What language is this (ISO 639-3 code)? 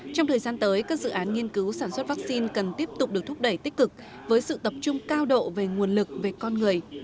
vie